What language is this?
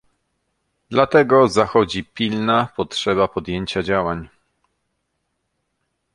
Polish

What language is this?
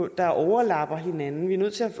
Danish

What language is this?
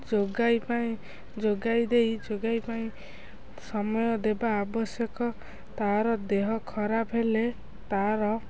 Odia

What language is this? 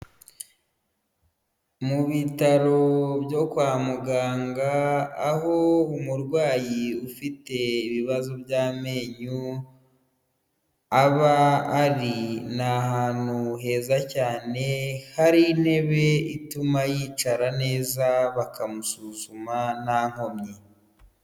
Kinyarwanda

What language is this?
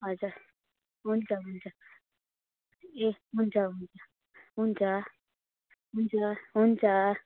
Nepali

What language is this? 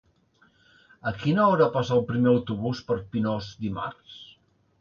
Catalan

